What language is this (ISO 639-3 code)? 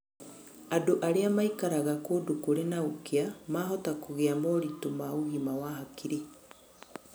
kik